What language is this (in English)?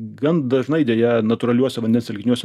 Lithuanian